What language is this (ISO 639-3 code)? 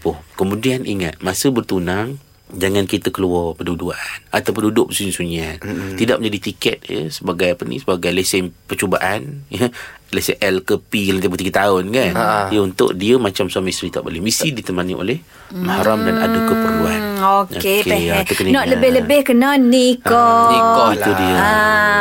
msa